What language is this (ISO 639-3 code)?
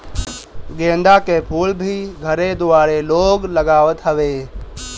bho